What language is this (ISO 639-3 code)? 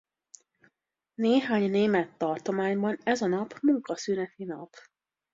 hun